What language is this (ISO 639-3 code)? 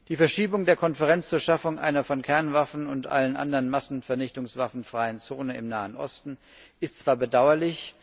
deu